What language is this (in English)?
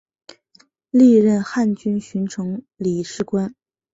Chinese